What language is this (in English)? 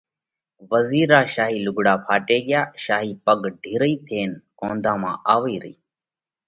Parkari Koli